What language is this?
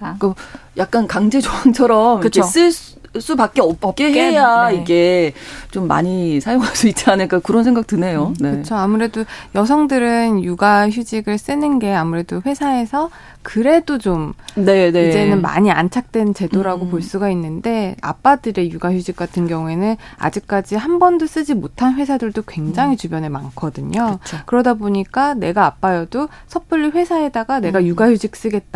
Korean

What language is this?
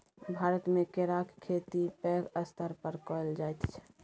Maithili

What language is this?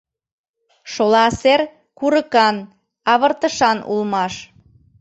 Mari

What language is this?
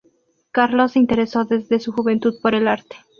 Spanish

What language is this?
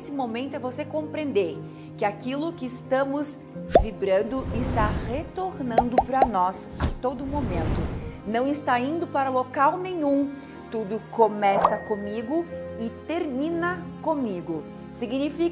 Portuguese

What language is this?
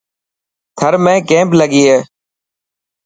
Dhatki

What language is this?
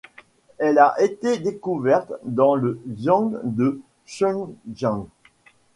French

